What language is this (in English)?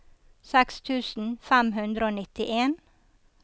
Norwegian